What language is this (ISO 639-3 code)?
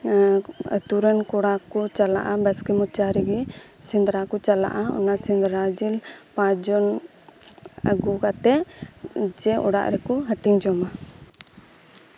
sat